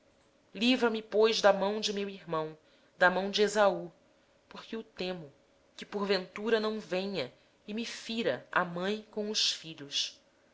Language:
Portuguese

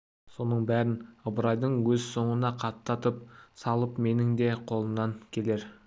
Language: Kazakh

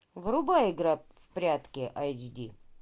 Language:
Russian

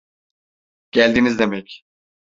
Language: Turkish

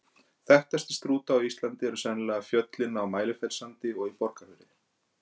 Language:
Icelandic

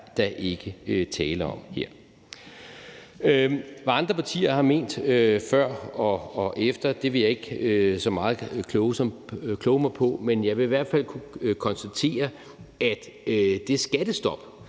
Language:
Danish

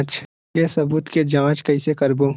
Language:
Chhattisgarhi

